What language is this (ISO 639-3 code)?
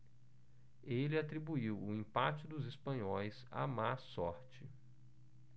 por